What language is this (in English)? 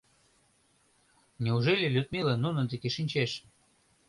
Mari